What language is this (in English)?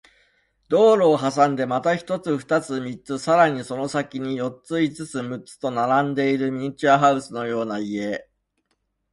Japanese